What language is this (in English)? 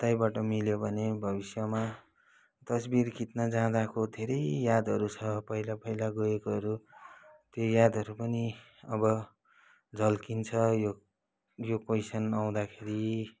Nepali